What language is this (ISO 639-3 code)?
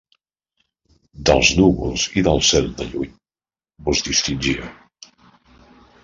cat